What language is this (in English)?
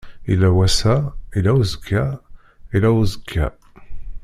Kabyle